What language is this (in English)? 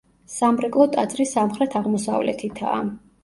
Georgian